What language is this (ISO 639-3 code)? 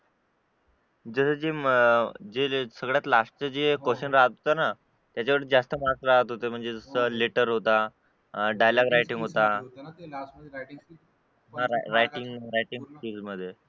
mar